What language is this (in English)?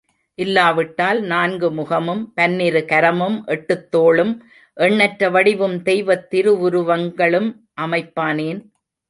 Tamil